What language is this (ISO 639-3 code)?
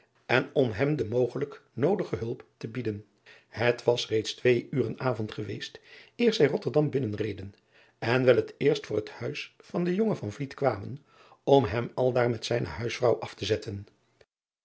nld